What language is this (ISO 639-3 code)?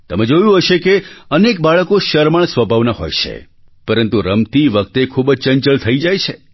guj